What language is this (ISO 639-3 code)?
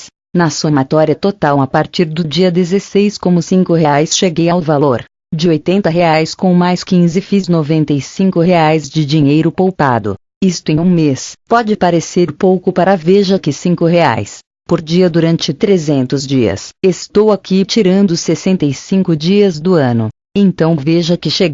por